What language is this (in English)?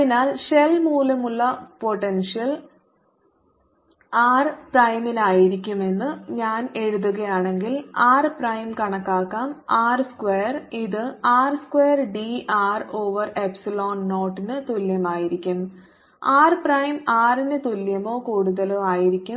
Malayalam